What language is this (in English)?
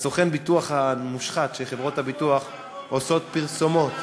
Hebrew